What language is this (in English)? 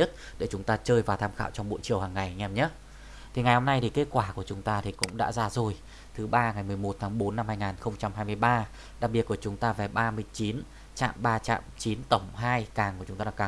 Vietnamese